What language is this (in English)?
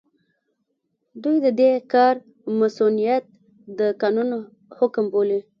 Pashto